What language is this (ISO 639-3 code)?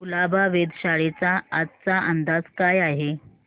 mar